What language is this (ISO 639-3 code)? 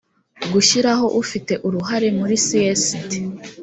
kin